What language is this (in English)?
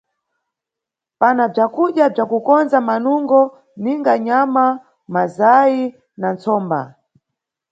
Nyungwe